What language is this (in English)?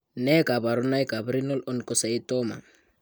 Kalenjin